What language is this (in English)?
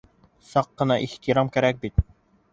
Bashkir